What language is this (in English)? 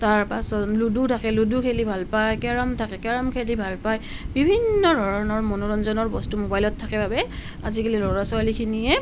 Assamese